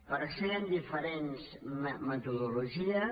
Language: Catalan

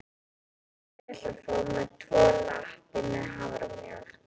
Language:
Icelandic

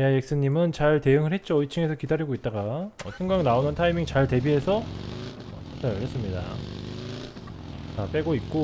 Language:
Korean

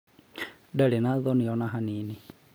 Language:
Kikuyu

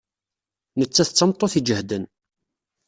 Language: Kabyle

